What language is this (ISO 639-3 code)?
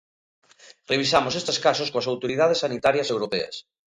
glg